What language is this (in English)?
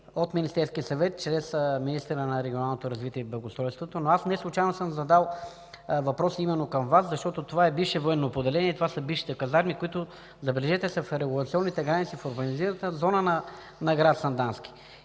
Bulgarian